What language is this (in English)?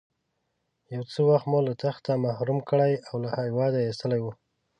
Pashto